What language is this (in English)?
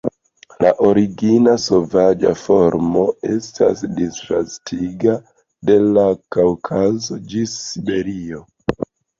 Esperanto